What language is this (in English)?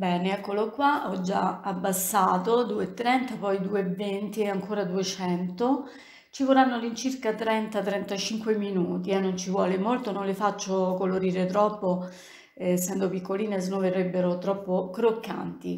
Italian